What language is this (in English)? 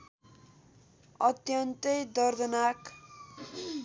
Nepali